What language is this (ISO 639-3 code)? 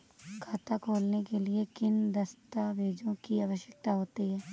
hin